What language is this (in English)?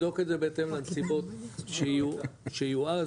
Hebrew